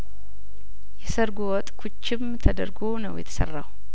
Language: Amharic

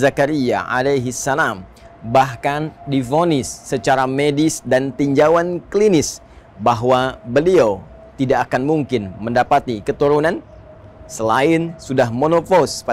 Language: Indonesian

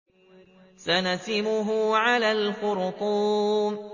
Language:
Arabic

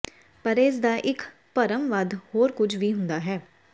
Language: Punjabi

